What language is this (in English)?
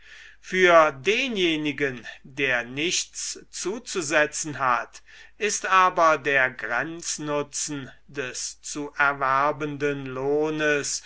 German